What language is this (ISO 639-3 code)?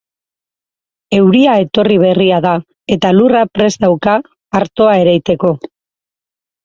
eus